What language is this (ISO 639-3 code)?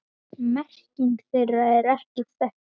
isl